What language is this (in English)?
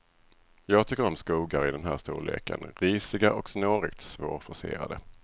Swedish